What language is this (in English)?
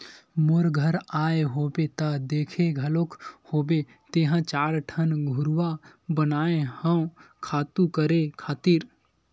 Chhattisgarhi